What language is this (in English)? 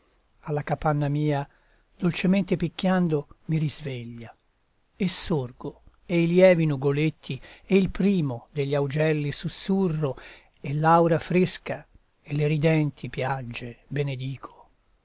Italian